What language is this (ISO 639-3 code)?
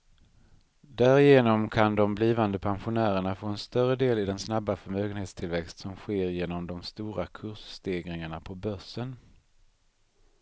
swe